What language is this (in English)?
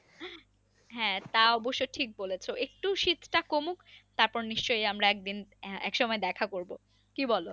Bangla